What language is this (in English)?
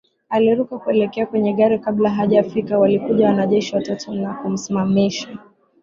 Swahili